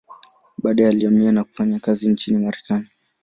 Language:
Swahili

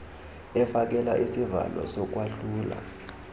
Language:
Xhosa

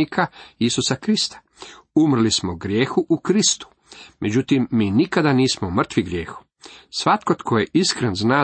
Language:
Croatian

